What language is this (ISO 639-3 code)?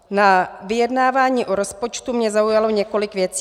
ces